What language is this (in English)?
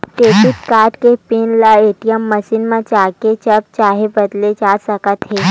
Chhattisgarhi